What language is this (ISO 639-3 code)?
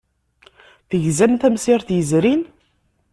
kab